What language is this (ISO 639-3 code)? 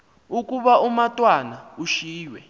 xho